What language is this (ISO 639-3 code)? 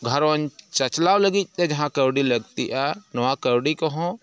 sat